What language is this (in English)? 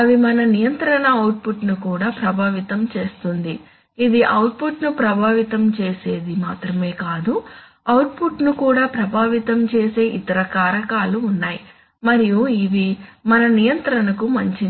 Telugu